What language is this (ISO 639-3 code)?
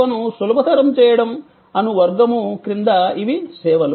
tel